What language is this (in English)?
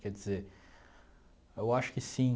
Portuguese